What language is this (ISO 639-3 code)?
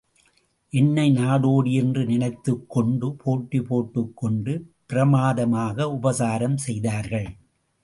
tam